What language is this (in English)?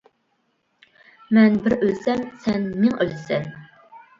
Uyghur